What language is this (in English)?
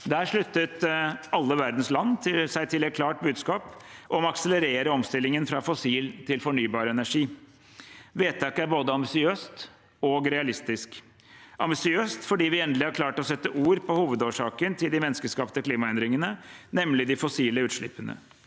Norwegian